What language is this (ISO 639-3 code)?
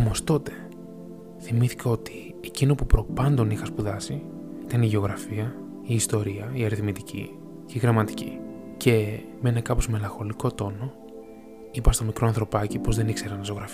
ell